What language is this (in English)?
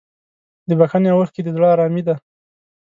Pashto